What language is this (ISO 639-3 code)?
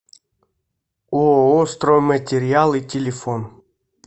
rus